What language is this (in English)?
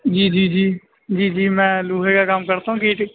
Urdu